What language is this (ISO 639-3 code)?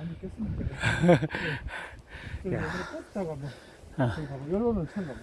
kor